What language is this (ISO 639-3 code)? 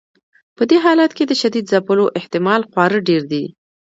pus